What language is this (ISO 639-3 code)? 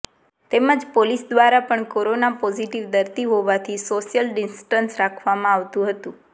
guj